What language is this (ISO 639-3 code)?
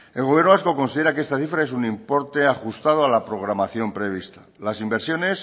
spa